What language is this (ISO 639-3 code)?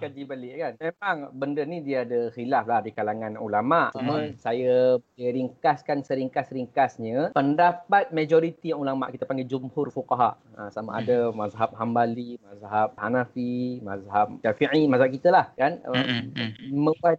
msa